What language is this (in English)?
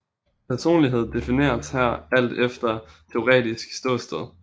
Danish